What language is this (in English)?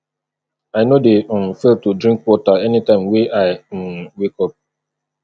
Nigerian Pidgin